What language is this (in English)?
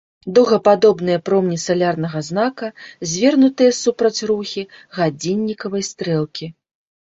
Belarusian